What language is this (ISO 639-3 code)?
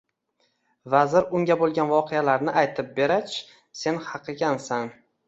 uzb